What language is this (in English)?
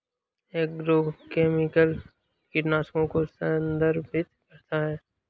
Hindi